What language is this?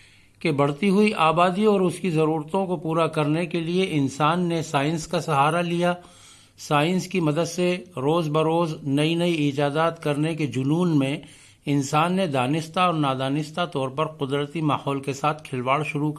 Urdu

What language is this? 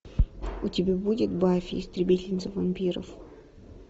Russian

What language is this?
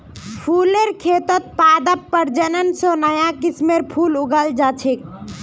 Magahi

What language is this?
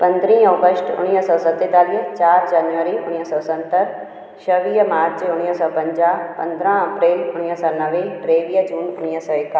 Sindhi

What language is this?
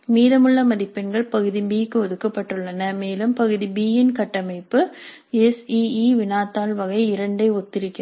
Tamil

